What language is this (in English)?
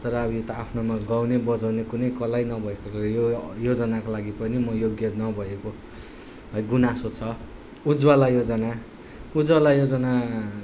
Nepali